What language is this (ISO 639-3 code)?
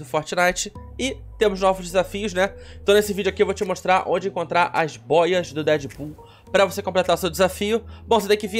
por